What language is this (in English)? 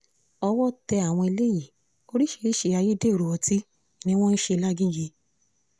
Yoruba